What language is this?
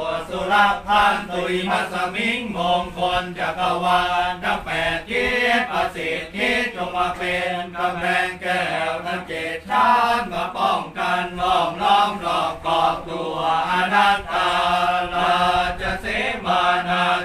Thai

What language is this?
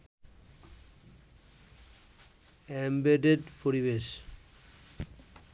Bangla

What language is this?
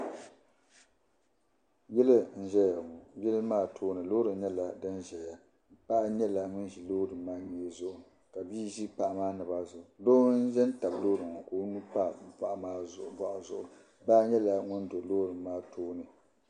Dagbani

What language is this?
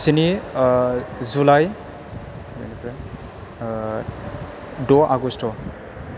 Bodo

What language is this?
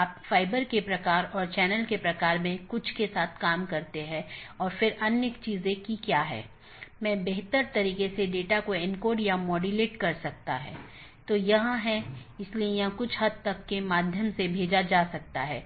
Hindi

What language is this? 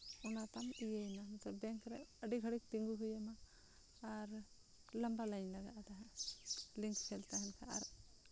Santali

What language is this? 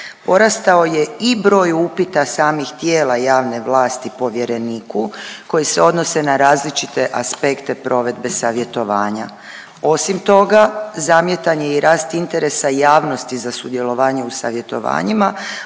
Croatian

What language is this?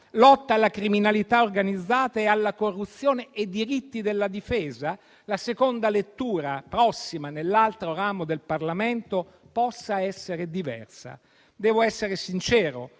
Italian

